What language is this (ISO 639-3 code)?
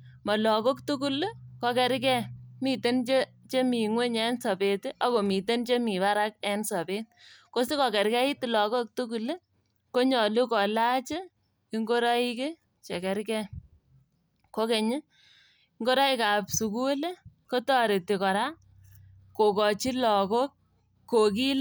kln